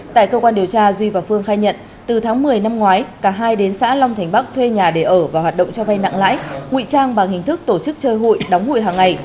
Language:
Vietnamese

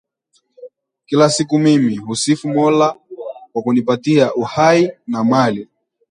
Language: Swahili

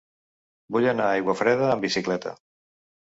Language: Catalan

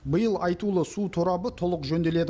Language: Kazakh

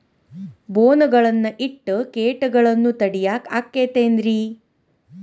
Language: Kannada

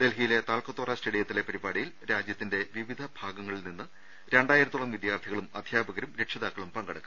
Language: Malayalam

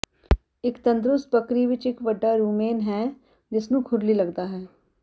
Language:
Punjabi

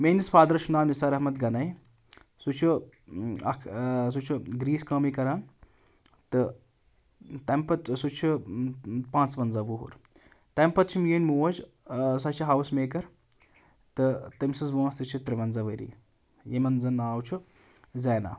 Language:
Kashmiri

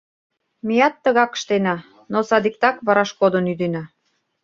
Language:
Mari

